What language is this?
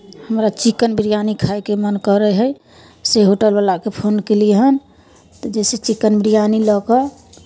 Maithili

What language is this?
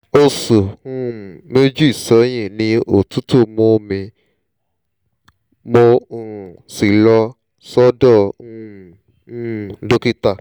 Yoruba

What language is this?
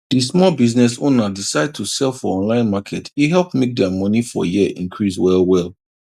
Nigerian Pidgin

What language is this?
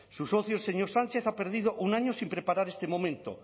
Spanish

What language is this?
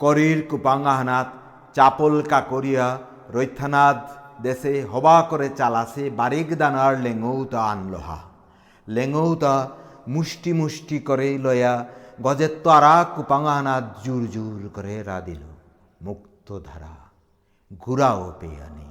Bangla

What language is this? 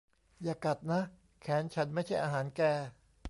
Thai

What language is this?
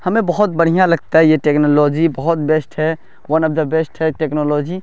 Urdu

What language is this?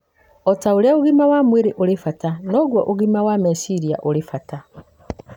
Kikuyu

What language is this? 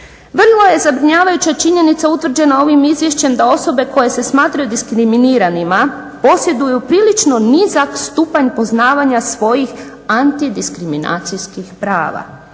Croatian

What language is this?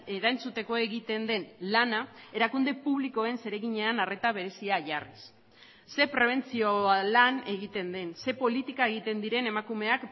Basque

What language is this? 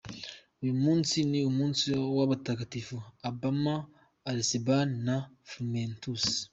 Kinyarwanda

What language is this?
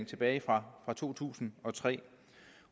Danish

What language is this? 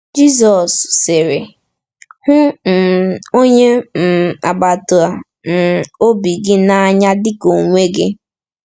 Igbo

